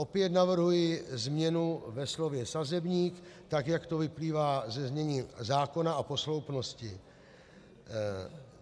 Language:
Czech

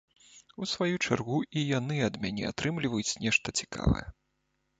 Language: Belarusian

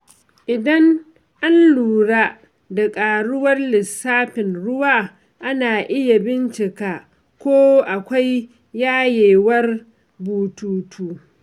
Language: Hausa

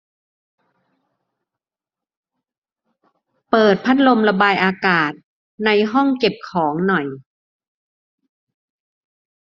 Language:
Thai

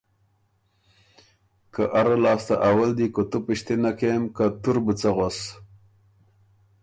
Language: Ormuri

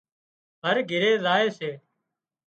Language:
Wadiyara Koli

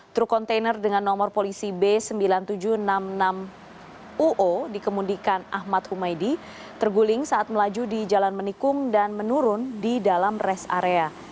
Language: Indonesian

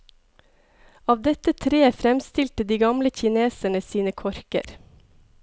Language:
Norwegian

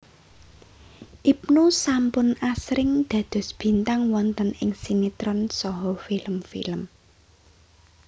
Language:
Javanese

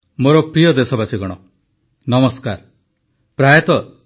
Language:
Odia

